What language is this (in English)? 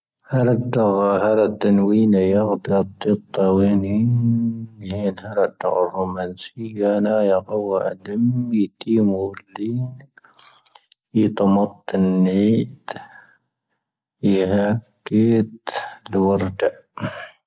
Tahaggart Tamahaq